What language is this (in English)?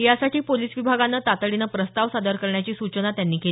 Marathi